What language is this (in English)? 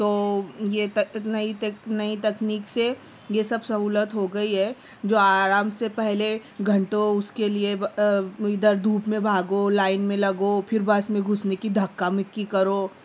Urdu